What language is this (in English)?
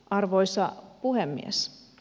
Finnish